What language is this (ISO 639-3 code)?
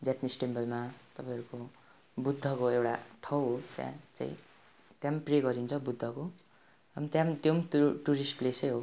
nep